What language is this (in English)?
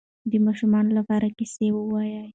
Pashto